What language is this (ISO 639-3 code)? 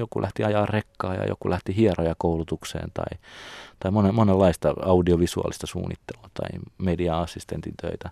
fin